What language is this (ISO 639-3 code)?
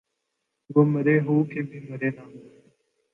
urd